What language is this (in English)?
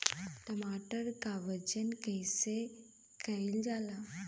Bhojpuri